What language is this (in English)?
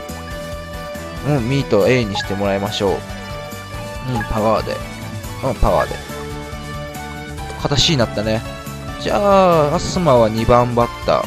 Japanese